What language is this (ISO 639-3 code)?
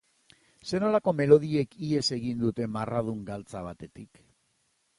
eus